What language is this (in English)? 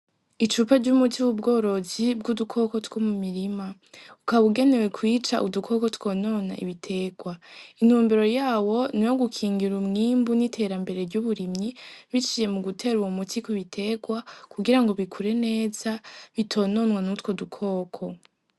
Rundi